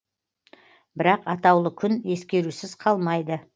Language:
Kazakh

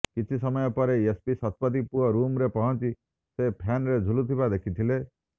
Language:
Odia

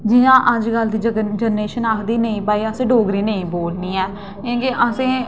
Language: Dogri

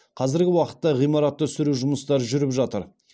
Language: Kazakh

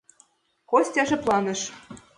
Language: Mari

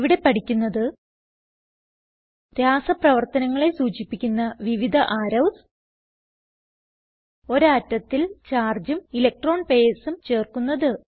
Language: Malayalam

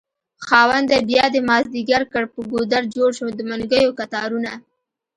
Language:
Pashto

